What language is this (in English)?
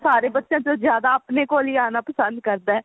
Punjabi